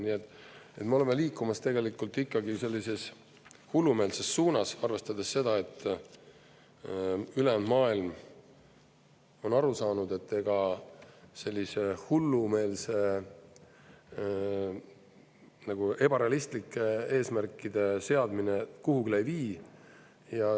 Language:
Estonian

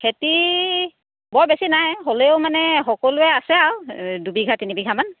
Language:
Assamese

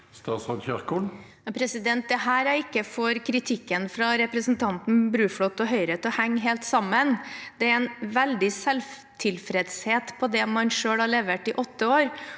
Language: Norwegian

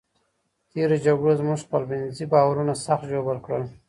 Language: Pashto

